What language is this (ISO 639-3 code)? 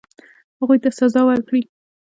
pus